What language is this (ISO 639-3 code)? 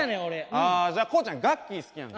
jpn